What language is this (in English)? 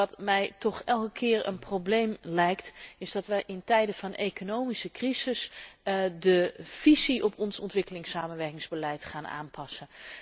Dutch